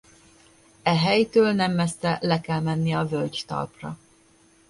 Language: Hungarian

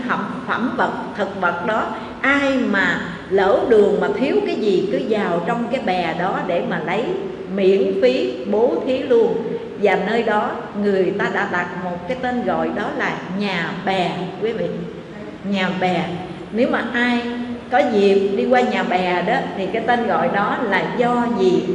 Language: Vietnamese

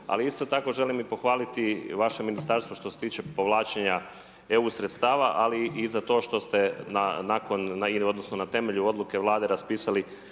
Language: Croatian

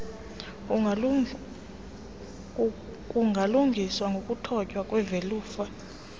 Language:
Xhosa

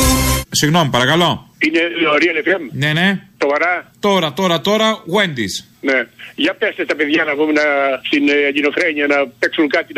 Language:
Greek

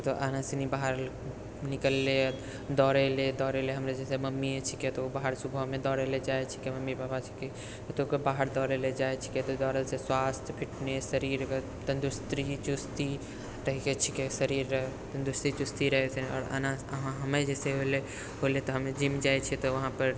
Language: Maithili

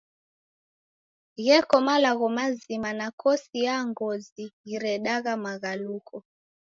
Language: Taita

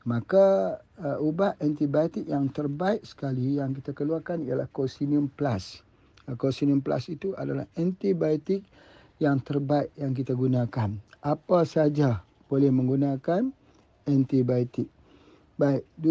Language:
Malay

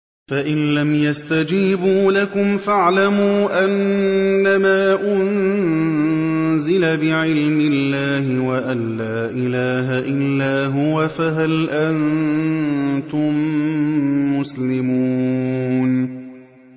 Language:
Arabic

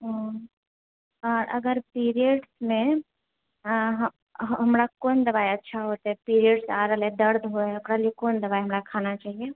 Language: Maithili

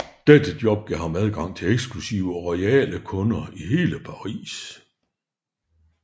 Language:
Danish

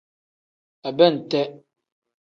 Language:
Tem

